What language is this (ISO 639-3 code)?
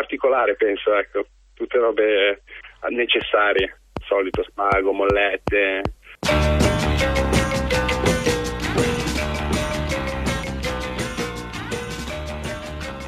ita